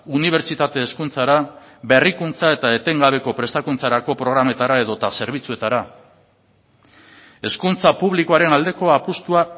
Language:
Basque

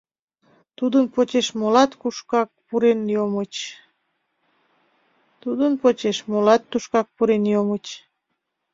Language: Mari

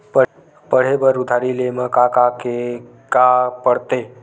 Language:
Chhattisgarhi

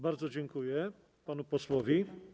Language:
Polish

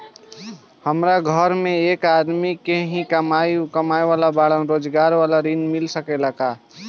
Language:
Bhojpuri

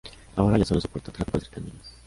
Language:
Spanish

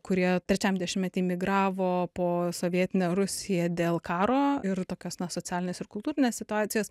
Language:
Lithuanian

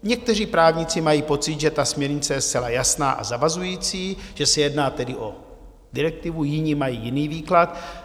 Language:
Czech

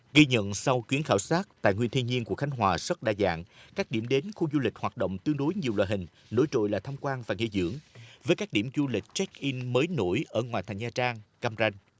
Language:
Vietnamese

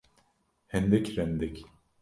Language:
Kurdish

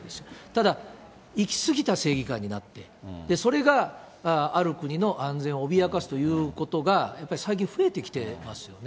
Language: Japanese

